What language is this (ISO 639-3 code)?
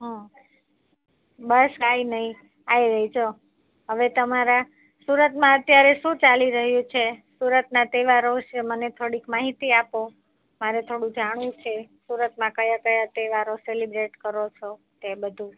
guj